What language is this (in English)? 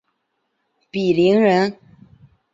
Chinese